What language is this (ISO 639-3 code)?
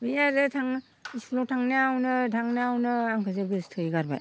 brx